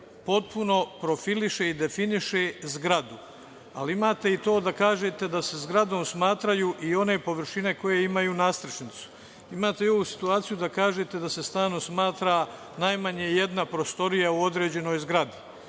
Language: Serbian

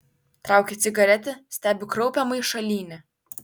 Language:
Lithuanian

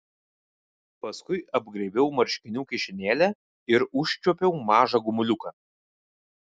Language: Lithuanian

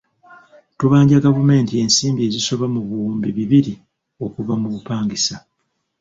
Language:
Ganda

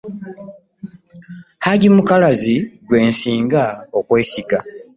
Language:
Ganda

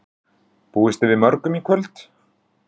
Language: Icelandic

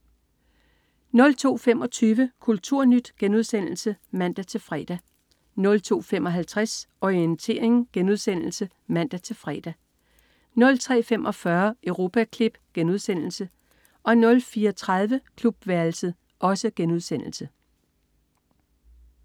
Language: Danish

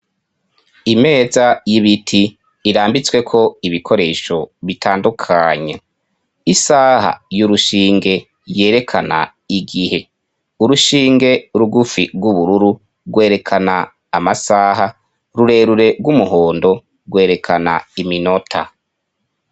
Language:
Rundi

